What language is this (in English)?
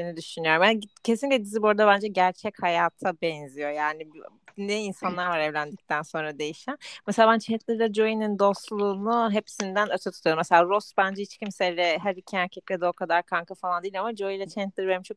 Turkish